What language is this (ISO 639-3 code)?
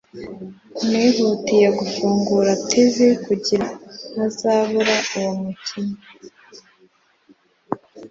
kin